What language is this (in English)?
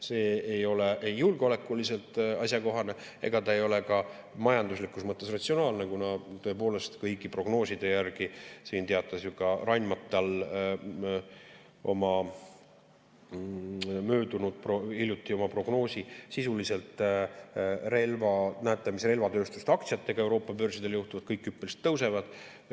Estonian